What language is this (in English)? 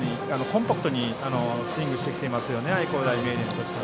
Japanese